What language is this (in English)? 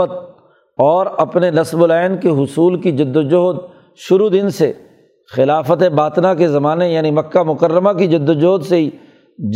Urdu